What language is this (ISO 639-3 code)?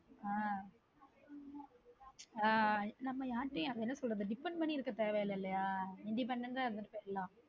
tam